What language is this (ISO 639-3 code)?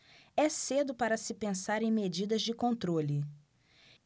por